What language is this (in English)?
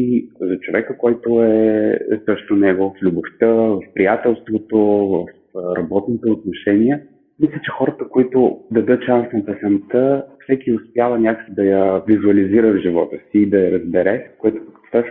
Bulgarian